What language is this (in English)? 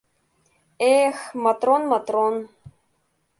Mari